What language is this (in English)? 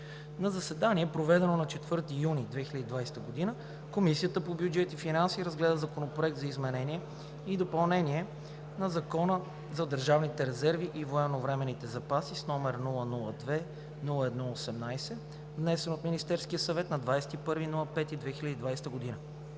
Bulgarian